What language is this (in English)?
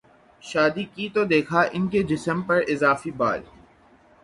Urdu